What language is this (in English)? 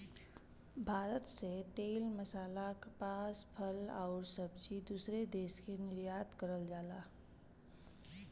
Bhojpuri